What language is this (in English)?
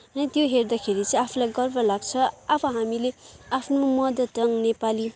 Nepali